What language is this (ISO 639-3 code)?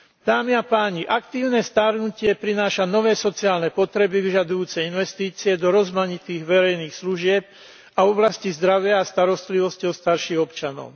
slk